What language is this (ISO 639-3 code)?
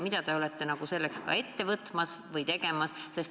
est